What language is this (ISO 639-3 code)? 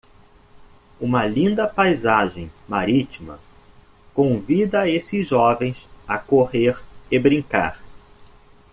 por